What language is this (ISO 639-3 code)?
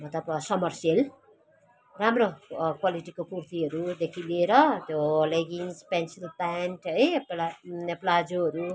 nep